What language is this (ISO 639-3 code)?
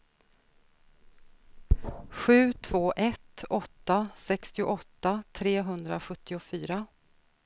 swe